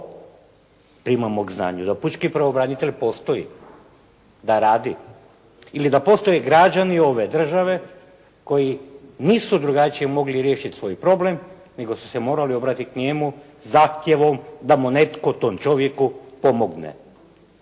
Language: Croatian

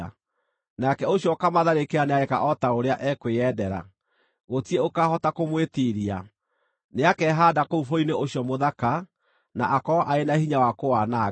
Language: Kikuyu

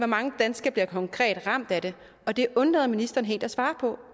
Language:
Danish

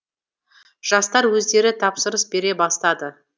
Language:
Kazakh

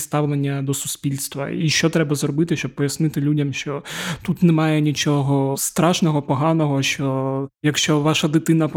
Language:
Ukrainian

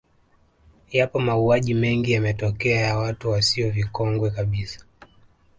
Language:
Swahili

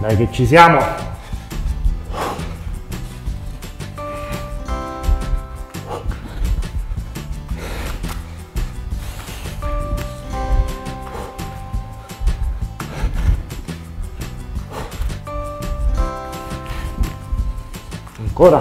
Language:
Italian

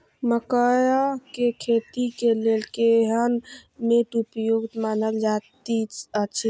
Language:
Maithili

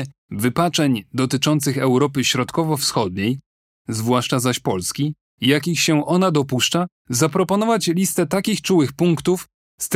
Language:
Polish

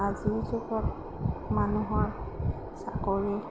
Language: Assamese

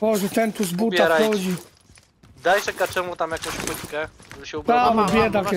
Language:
Polish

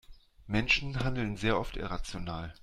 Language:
German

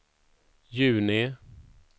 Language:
Swedish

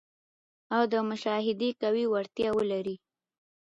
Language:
Pashto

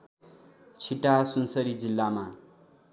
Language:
Nepali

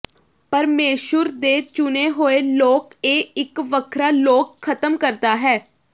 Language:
Punjabi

